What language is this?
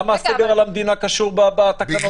Hebrew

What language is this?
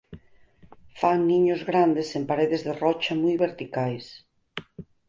Galician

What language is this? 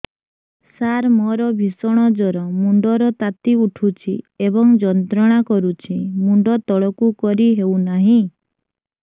Odia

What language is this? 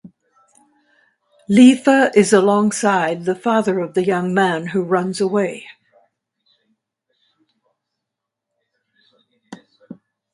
English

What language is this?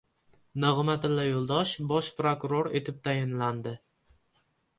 Uzbek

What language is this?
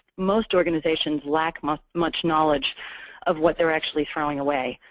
English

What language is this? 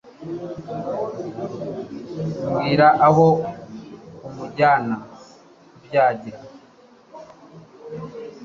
Kinyarwanda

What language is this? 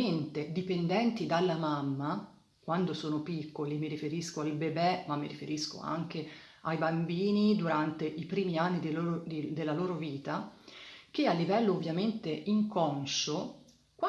Italian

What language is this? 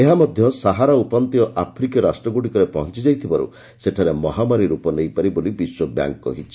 Odia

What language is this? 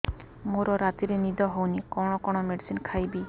Odia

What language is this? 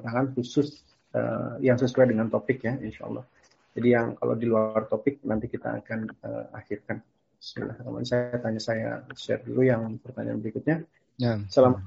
Indonesian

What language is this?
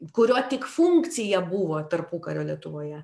Lithuanian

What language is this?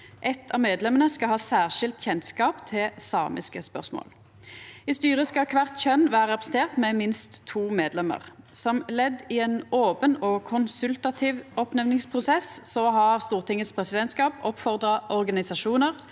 Norwegian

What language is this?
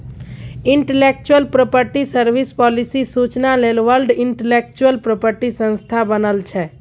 Maithili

